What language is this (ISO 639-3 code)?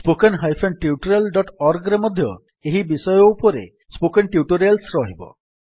ori